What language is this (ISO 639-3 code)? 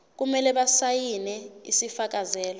zul